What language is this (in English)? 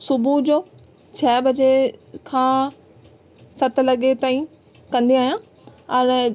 Sindhi